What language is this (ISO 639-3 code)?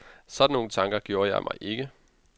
dan